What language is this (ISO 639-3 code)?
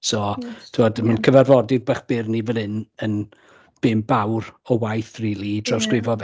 cym